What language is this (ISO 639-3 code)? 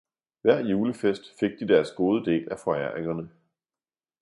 dan